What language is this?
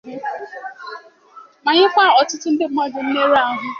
Igbo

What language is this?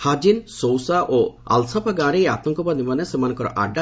Odia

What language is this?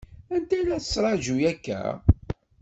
Kabyle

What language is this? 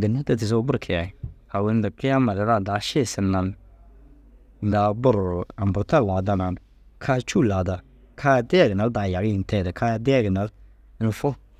Dazaga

